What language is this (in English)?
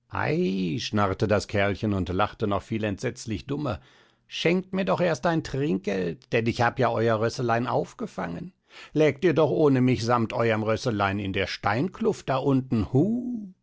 German